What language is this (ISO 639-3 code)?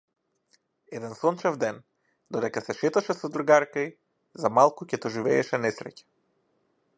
mkd